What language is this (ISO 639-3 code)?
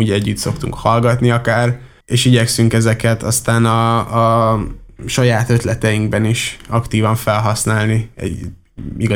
hun